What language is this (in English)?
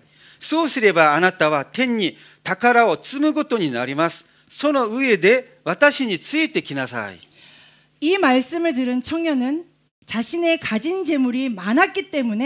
Korean